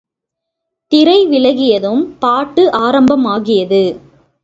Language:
Tamil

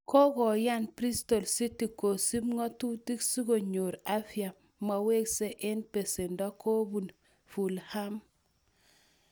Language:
Kalenjin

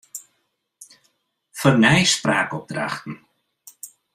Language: Western Frisian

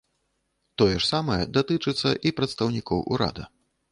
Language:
Belarusian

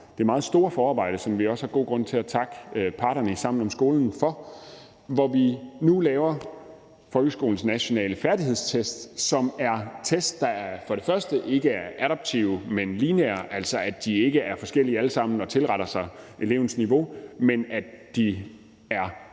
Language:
Danish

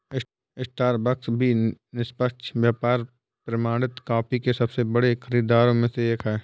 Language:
Hindi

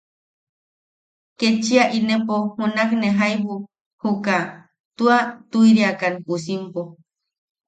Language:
Yaqui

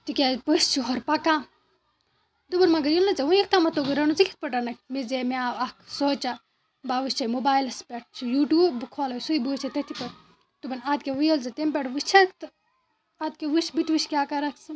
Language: Kashmiri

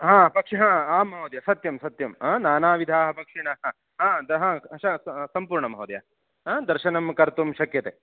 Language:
Sanskrit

